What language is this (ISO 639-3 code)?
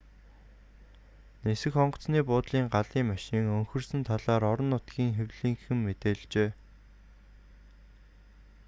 mon